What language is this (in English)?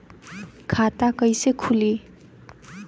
Bhojpuri